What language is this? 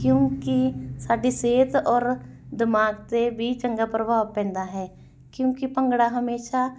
Punjabi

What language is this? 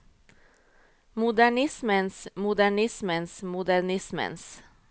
Norwegian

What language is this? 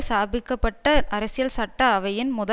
Tamil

